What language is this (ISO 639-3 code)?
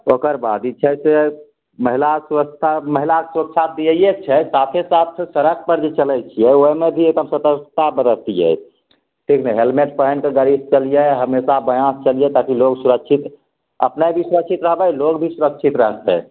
mai